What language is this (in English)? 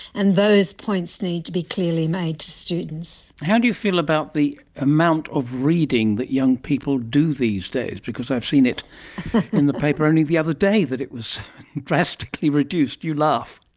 English